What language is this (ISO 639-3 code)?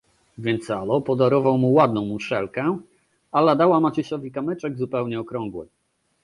pol